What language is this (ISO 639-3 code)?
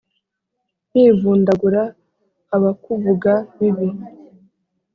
kin